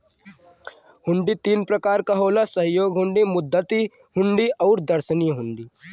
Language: Bhojpuri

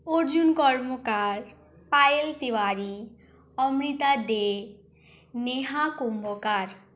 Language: Bangla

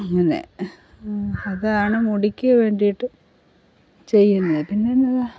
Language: Malayalam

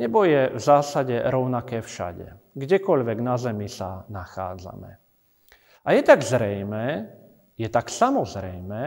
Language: Slovak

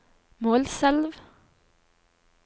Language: Norwegian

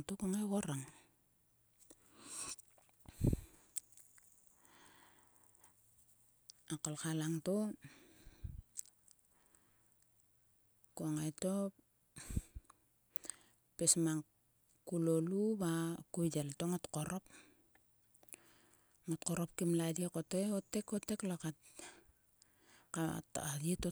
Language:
Sulka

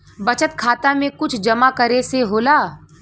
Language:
Bhojpuri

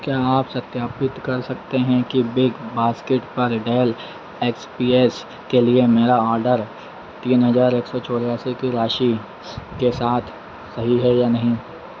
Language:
Hindi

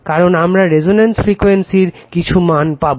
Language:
Bangla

